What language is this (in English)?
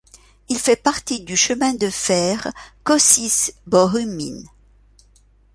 French